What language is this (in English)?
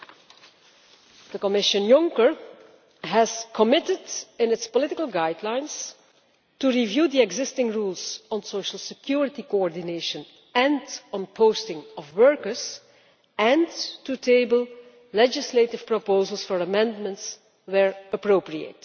English